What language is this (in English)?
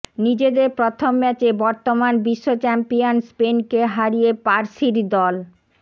Bangla